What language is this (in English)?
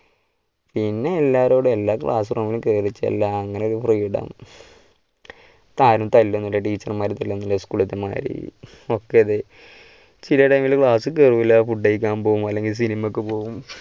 Malayalam